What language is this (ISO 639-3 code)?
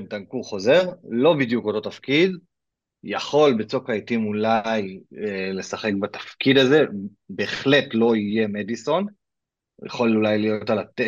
heb